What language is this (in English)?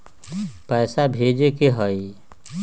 Magahi